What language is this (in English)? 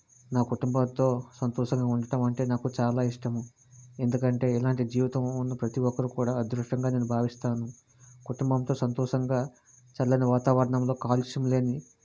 Telugu